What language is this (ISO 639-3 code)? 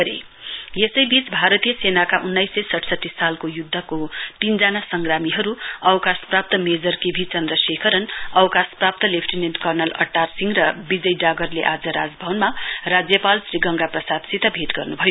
nep